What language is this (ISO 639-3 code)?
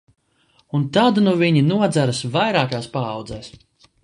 lav